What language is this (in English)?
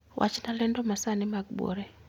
Luo (Kenya and Tanzania)